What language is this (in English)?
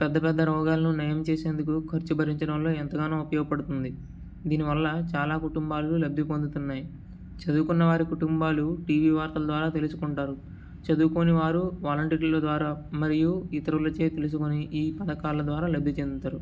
Telugu